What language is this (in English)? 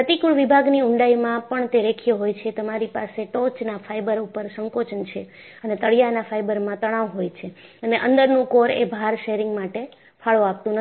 Gujarati